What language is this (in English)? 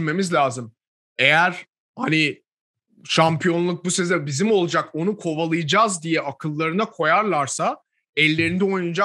Turkish